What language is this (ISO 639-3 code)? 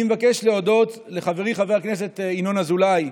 heb